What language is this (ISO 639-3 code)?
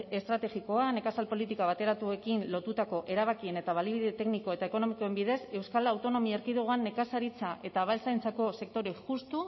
eus